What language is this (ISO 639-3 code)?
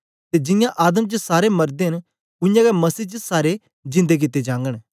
doi